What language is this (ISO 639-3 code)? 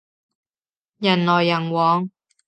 yue